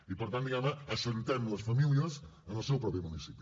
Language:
Catalan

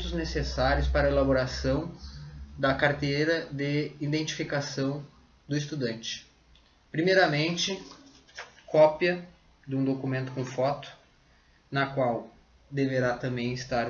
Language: Portuguese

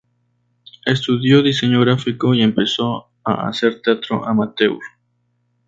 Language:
Spanish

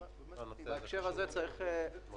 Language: Hebrew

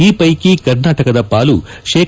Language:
Kannada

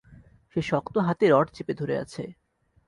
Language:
Bangla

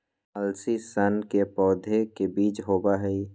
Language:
Magahi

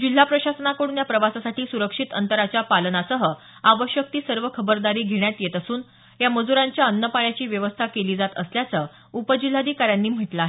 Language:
Marathi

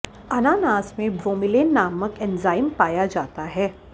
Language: Hindi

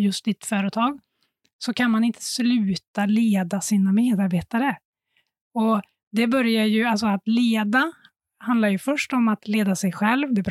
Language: Swedish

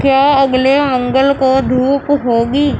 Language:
Urdu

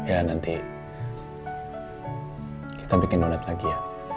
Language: Indonesian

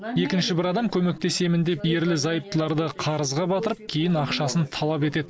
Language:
Kazakh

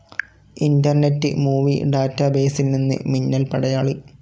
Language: Malayalam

